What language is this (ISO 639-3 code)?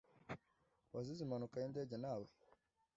kin